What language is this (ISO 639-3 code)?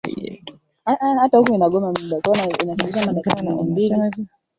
swa